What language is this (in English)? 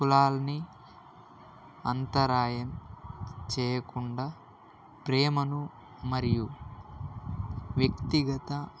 Telugu